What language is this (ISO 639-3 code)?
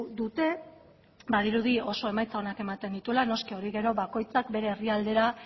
eus